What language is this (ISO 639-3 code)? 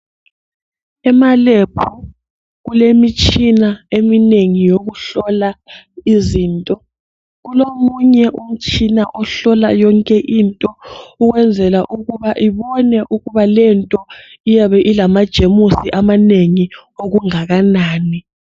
nde